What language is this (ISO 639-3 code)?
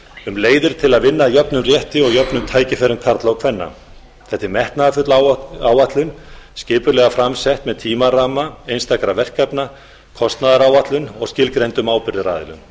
isl